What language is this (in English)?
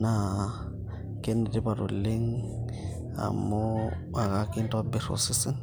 Masai